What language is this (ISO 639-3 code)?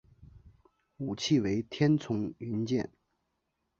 zho